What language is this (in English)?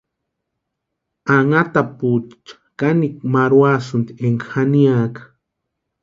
Western Highland Purepecha